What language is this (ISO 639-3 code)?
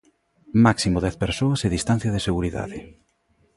glg